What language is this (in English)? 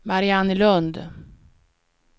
Swedish